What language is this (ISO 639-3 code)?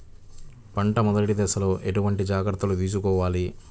tel